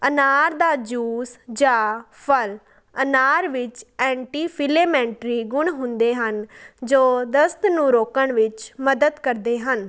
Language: Punjabi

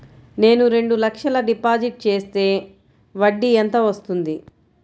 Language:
Telugu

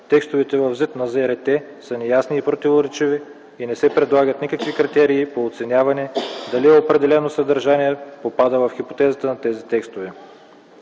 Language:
Bulgarian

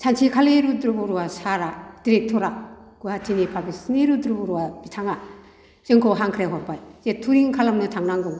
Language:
Bodo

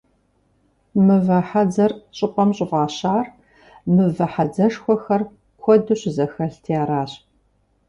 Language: Kabardian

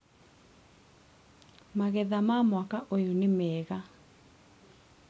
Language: Kikuyu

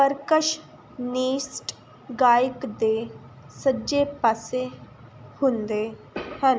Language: Punjabi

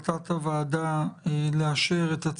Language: Hebrew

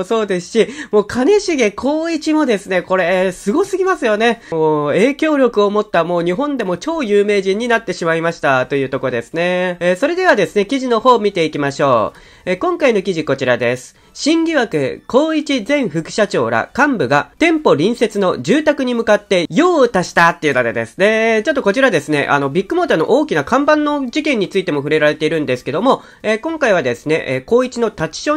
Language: Japanese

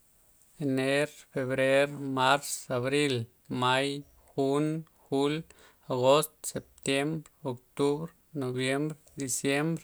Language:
Loxicha Zapotec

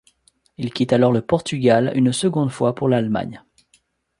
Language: French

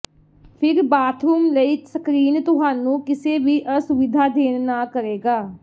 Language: Punjabi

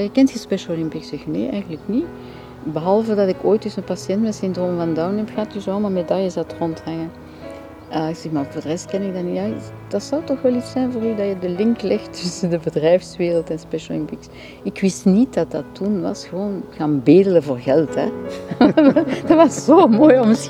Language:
Dutch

